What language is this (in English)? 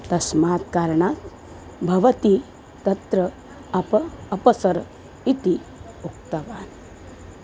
Sanskrit